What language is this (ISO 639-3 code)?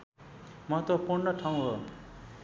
nep